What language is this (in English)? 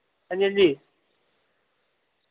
Dogri